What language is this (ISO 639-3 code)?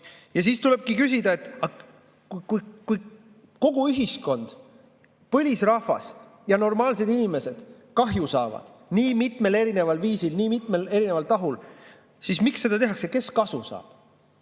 est